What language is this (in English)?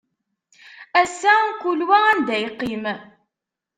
Kabyle